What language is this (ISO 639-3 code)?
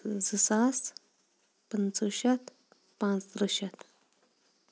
kas